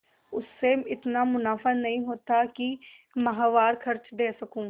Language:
Hindi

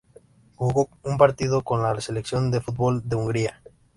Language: Spanish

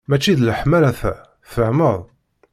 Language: Kabyle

